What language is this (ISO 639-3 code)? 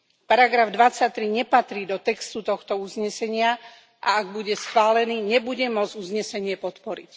slk